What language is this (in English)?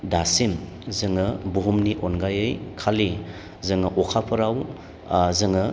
Bodo